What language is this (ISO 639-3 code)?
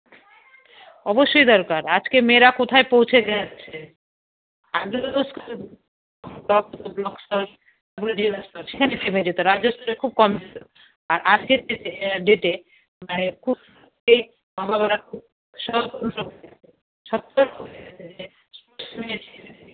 ben